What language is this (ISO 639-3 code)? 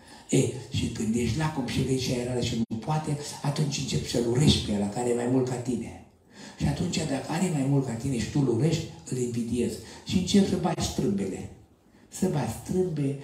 ron